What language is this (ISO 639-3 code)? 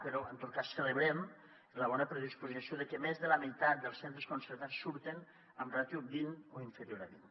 cat